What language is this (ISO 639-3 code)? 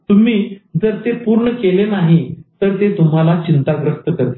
mar